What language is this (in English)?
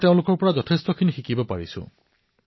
Assamese